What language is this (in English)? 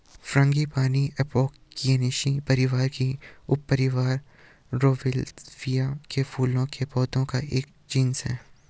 Hindi